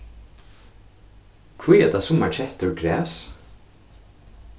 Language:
Faroese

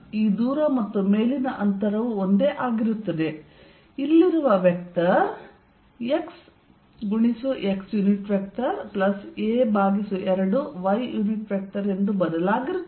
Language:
Kannada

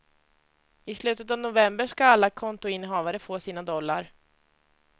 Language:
Swedish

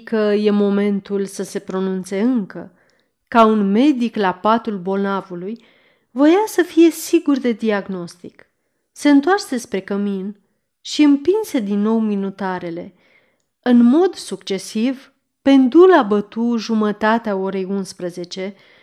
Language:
Romanian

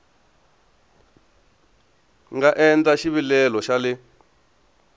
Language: Tsonga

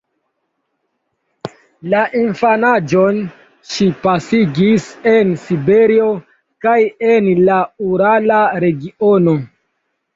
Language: Esperanto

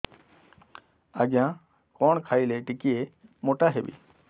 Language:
Odia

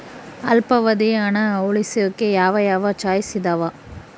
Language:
Kannada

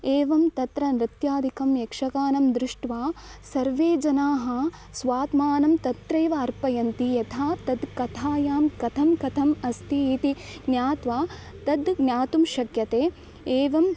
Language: Sanskrit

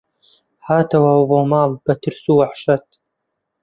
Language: Central Kurdish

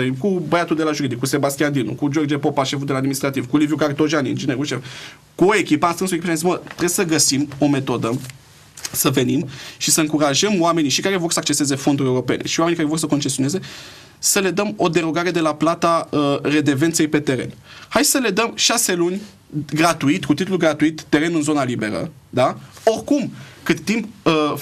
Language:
Romanian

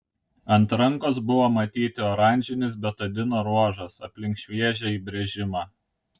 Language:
Lithuanian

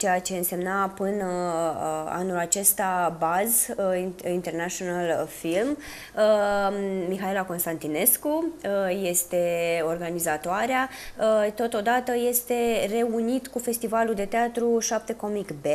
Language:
Romanian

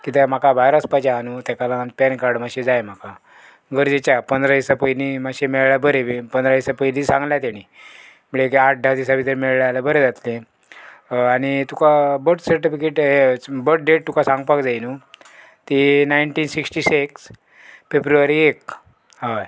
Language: Konkani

